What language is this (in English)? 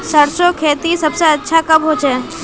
Magahi